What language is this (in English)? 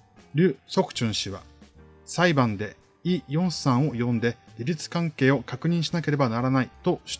Japanese